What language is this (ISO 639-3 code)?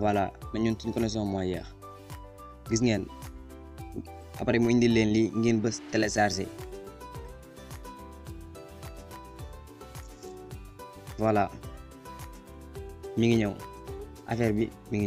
ind